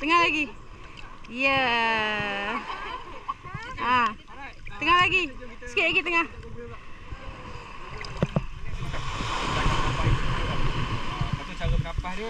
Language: Malay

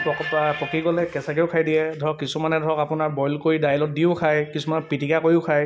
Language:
Assamese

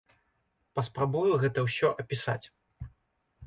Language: Belarusian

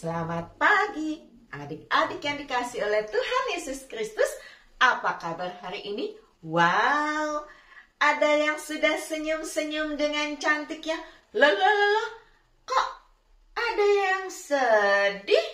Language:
Indonesian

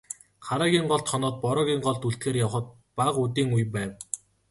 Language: Mongolian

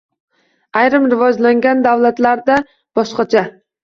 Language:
Uzbek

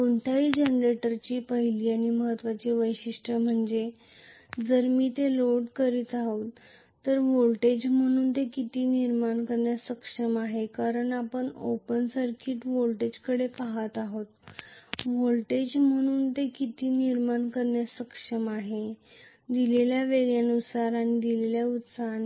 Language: Marathi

